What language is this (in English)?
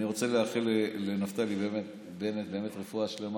Hebrew